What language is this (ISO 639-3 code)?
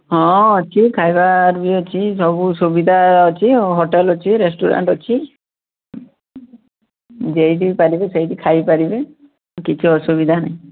ori